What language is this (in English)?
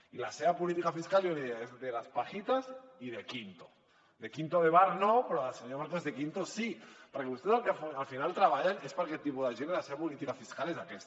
Catalan